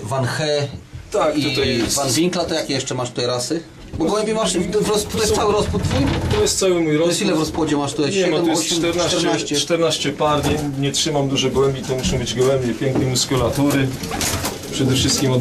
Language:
Polish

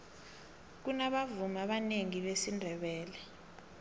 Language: South Ndebele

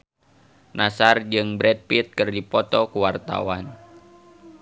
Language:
Sundanese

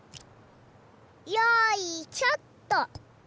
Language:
Japanese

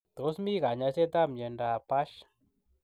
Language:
Kalenjin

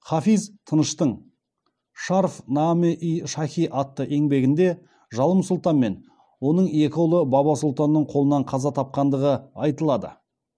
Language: Kazakh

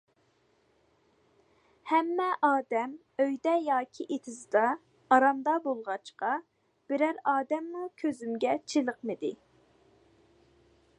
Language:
Uyghur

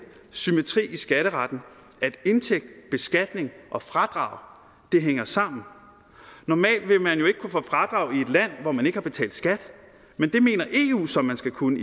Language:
Danish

